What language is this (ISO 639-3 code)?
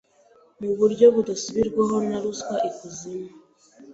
kin